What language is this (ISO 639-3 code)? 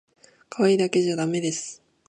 jpn